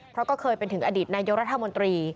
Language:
Thai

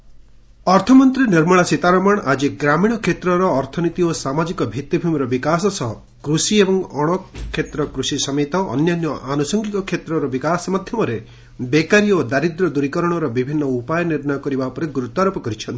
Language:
Odia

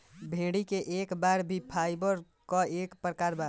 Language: Bhojpuri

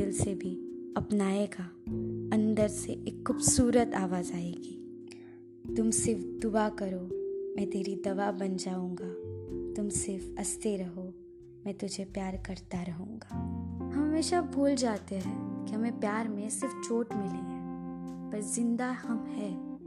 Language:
Hindi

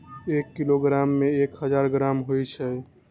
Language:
Magahi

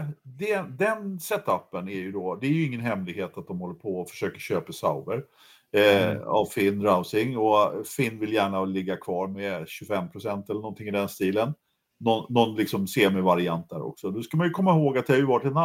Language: Swedish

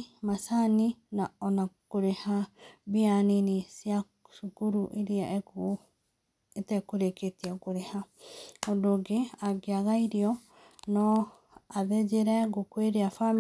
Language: Kikuyu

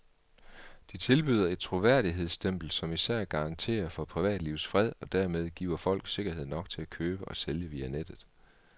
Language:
Danish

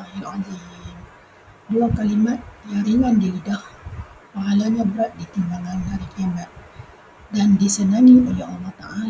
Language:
Malay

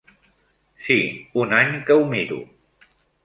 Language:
Catalan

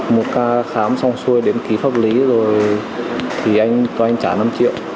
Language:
Vietnamese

